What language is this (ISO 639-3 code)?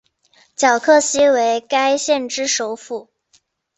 zho